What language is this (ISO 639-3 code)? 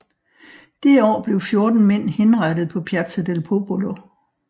dan